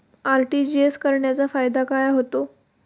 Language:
Marathi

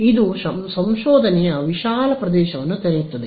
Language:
Kannada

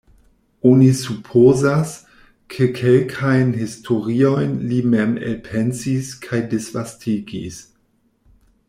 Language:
Esperanto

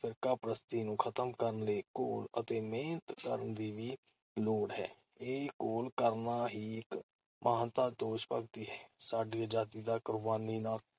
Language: Punjabi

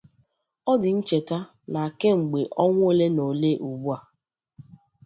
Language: Igbo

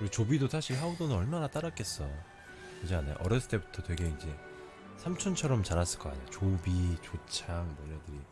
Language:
Korean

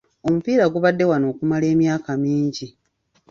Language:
Ganda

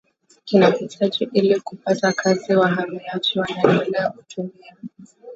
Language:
Swahili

